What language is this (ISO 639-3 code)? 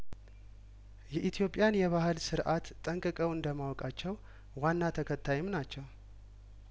amh